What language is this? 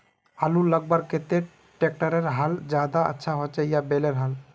Magahi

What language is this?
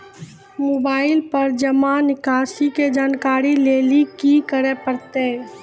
Maithili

